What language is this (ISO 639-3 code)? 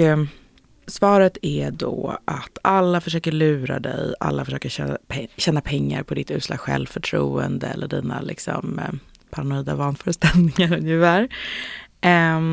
swe